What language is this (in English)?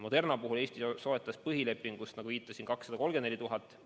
Estonian